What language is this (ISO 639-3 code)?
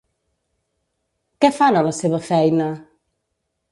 cat